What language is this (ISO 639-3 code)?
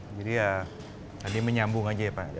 ind